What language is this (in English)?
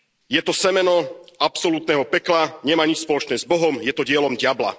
Slovak